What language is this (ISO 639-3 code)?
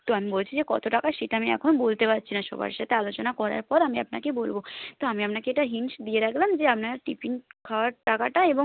ben